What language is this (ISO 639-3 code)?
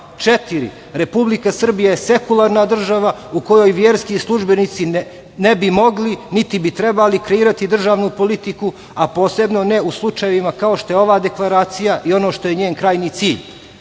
srp